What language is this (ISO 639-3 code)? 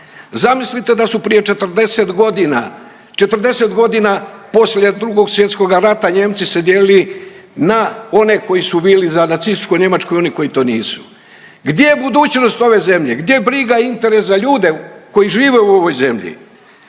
hrv